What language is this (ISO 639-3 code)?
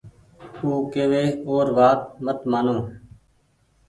gig